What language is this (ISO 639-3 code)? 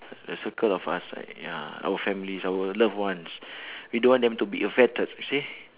eng